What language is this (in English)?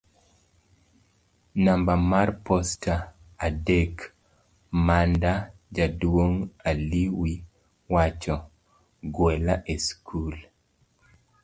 Luo (Kenya and Tanzania)